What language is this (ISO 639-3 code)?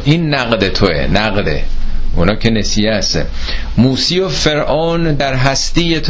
fas